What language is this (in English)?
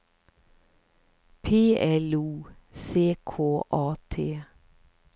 Swedish